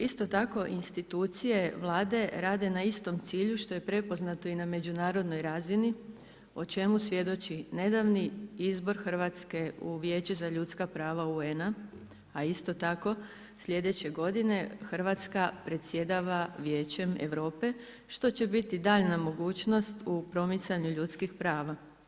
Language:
Croatian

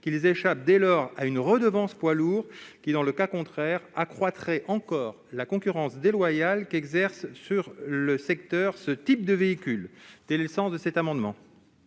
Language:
French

